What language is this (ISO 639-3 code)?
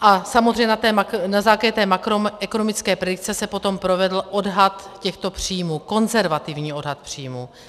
ces